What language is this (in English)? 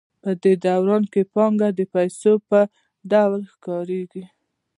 Pashto